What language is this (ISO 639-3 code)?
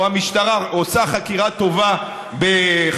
heb